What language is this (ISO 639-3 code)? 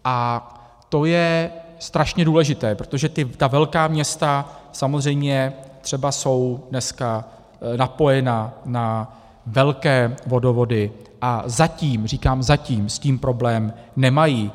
ces